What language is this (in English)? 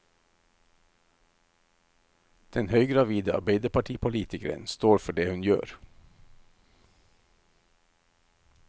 Norwegian